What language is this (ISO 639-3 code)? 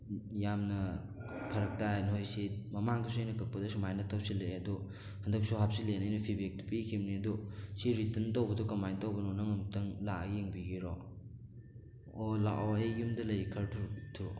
mni